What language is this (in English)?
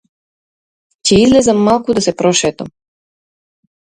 Macedonian